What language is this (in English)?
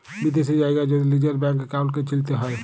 Bangla